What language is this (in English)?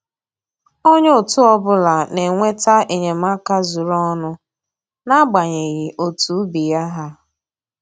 Igbo